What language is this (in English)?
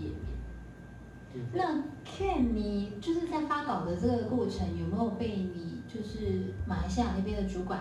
Chinese